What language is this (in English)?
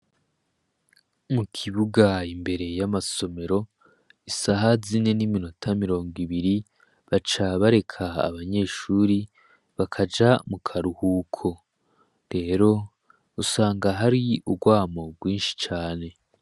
Rundi